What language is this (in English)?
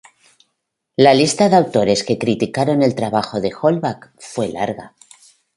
Spanish